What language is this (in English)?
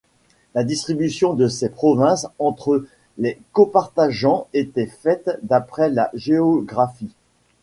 French